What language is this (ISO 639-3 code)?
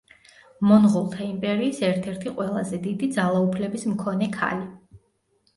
kat